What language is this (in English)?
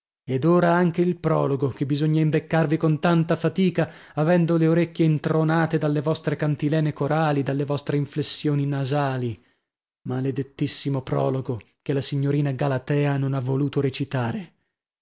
Italian